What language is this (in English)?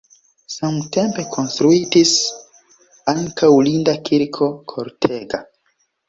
Esperanto